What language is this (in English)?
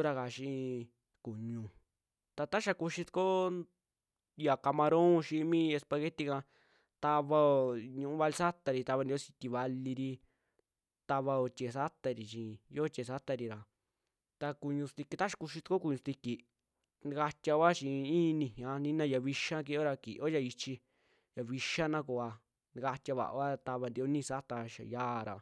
Western Juxtlahuaca Mixtec